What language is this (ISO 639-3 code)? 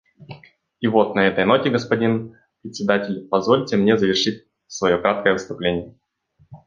rus